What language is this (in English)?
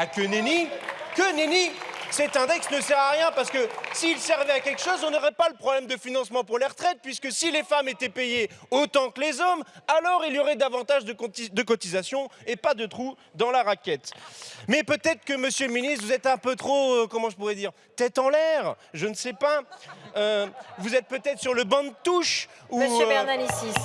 French